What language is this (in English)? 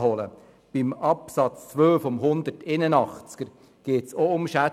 Swiss German